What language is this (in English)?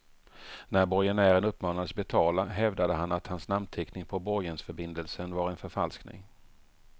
Swedish